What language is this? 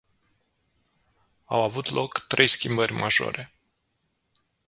Romanian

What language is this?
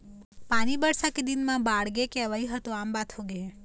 Chhattisgarhi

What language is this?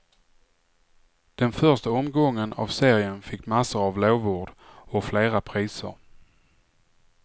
Swedish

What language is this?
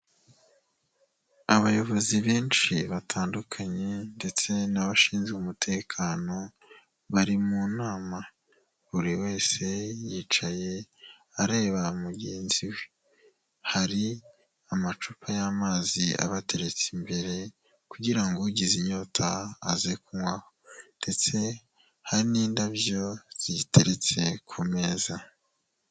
Kinyarwanda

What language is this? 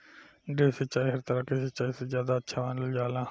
Bhojpuri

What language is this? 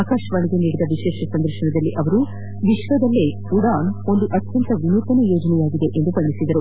Kannada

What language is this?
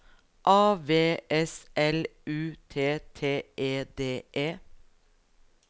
Norwegian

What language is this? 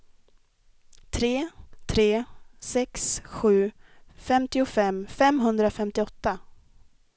Swedish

